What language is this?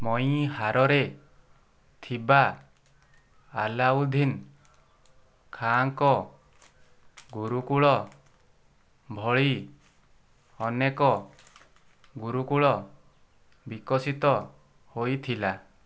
Odia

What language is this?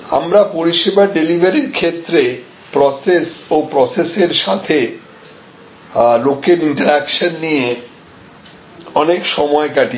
Bangla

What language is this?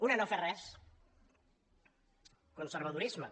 Catalan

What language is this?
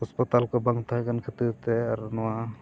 Santali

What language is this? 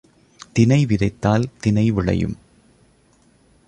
Tamil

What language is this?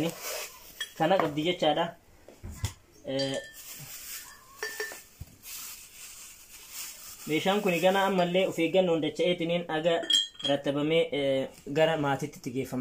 Arabic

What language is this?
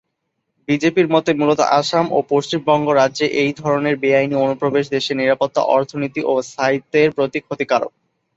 Bangla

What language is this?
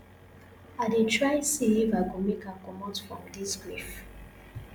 Nigerian Pidgin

